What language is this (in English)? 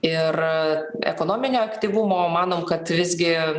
Lithuanian